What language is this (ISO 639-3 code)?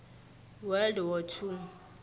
nbl